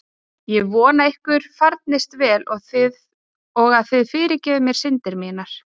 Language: Icelandic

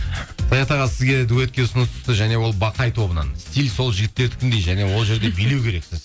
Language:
Kazakh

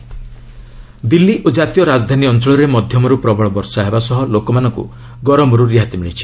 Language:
Odia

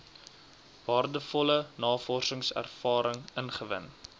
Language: Afrikaans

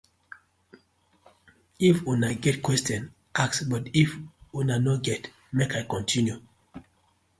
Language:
Nigerian Pidgin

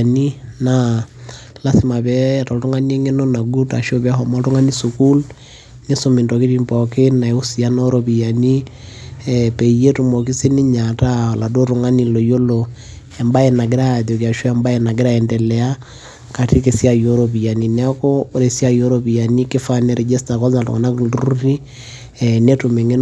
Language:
Masai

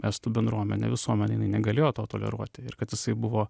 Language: Lithuanian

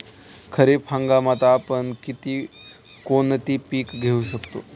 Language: Marathi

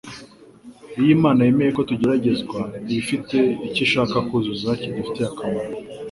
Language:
Kinyarwanda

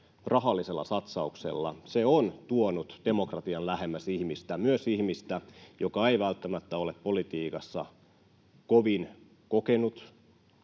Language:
Finnish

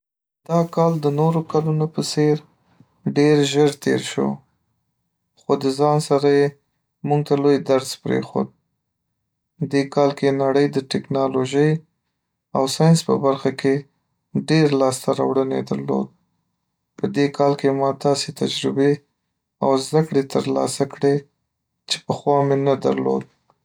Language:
Pashto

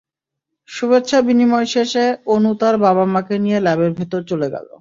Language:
Bangla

